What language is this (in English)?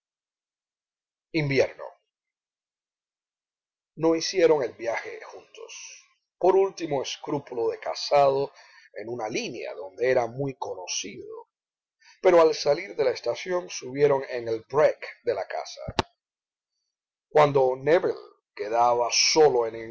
Spanish